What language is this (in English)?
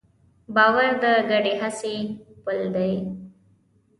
Pashto